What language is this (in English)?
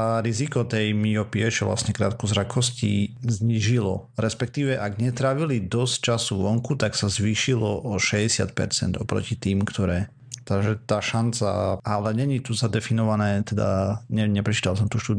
Slovak